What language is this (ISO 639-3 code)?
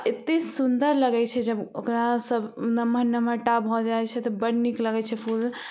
mai